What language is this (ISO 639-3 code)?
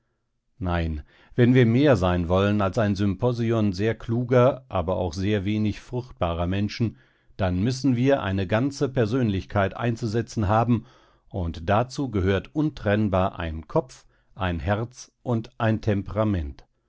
deu